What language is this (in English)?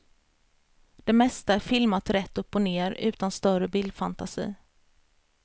Swedish